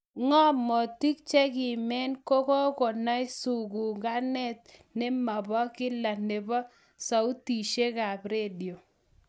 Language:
Kalenjin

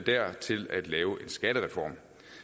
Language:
Danish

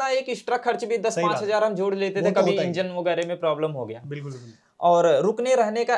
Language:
Hindi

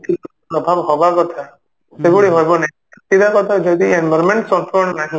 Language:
Odia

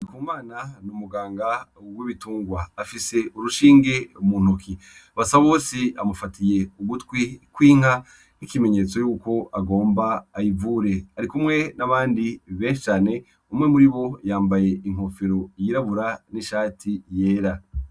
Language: Rundi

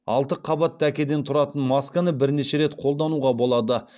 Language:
Kazakh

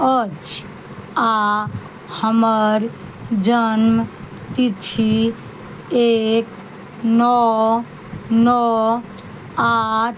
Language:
Maithili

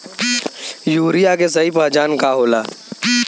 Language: Bhojpuri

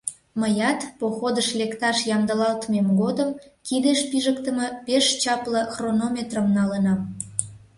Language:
Mari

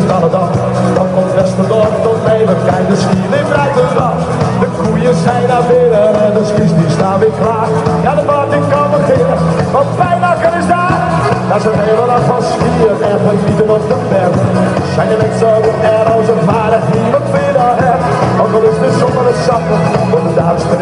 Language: Dutch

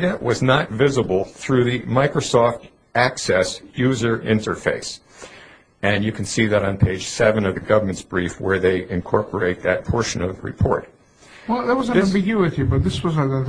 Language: English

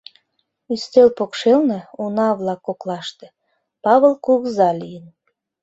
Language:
Mari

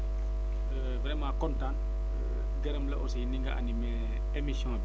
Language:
Wolof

